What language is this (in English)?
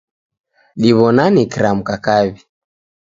Taita